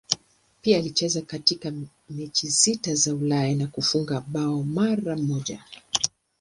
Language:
Swahili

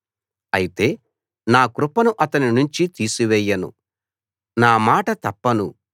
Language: Telugu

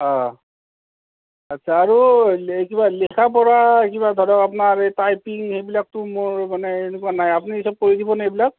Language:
Assamese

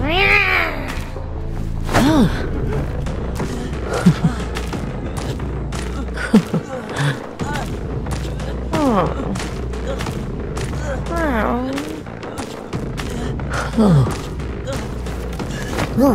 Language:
Korean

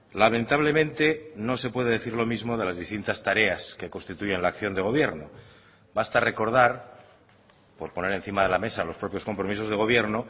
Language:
Spanish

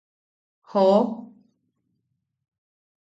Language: Yaqui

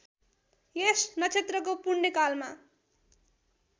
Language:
Nepali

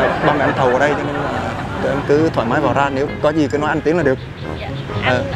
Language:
Vietnamese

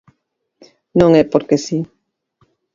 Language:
Galician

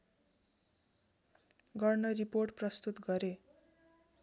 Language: Nepali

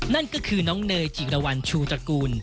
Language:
Thai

